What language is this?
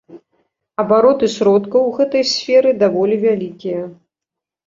Belarusian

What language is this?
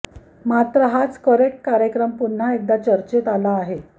Marathi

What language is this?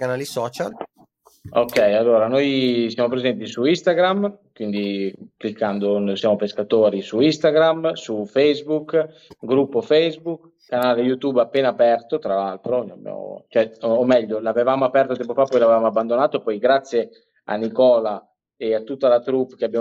Italian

